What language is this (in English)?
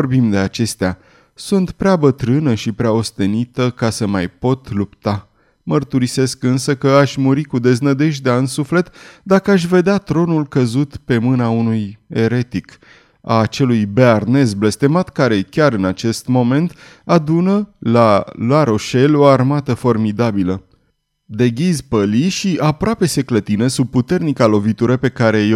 Romanian